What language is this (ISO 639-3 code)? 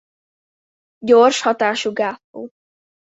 hun